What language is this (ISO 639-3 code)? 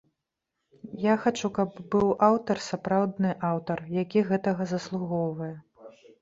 bel